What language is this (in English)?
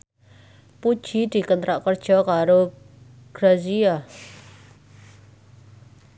Javanese